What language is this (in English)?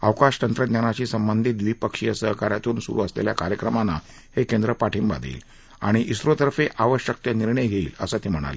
Marathi